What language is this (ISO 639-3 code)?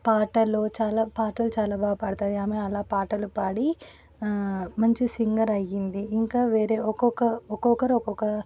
tel